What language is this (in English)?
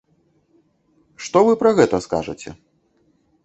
Belarusian